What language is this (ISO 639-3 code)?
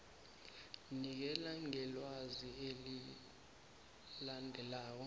nbl